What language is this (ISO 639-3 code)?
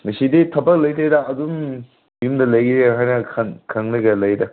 mni